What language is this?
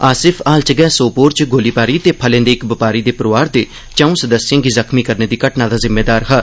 Dogri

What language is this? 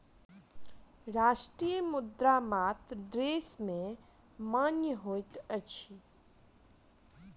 Maithili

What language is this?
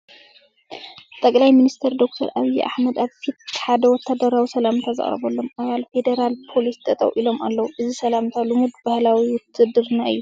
Tigrinya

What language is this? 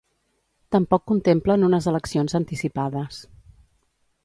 Catalan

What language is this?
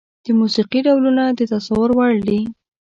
Pashto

